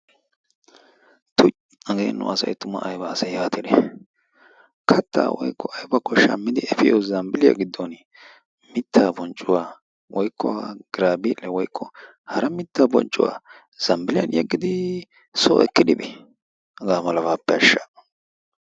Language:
Wolaytta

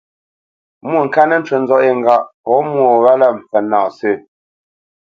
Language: Bamenyam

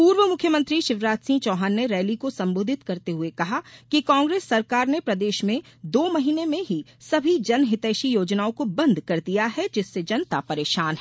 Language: Hindi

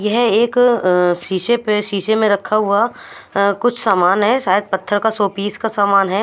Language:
Hindi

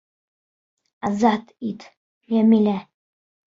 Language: Bashkir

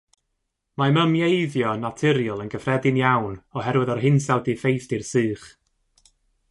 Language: Welsh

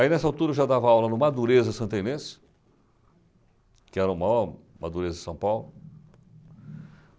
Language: Portuguese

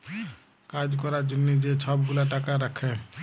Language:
Bangla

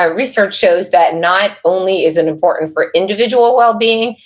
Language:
English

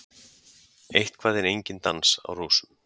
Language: Icelandic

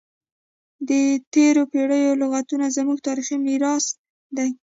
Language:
Pashto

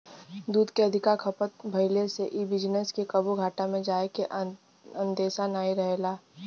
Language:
Bhojpuri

